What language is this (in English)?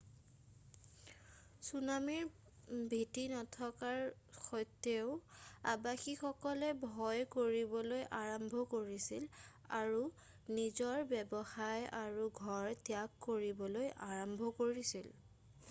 Assamese